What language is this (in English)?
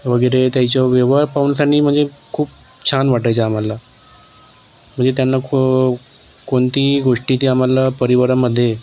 Marathi